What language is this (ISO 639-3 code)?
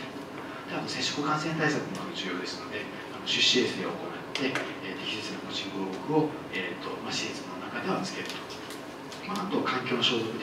jpn